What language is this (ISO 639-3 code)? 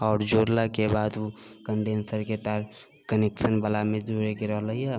mai